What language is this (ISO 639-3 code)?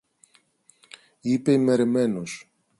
ell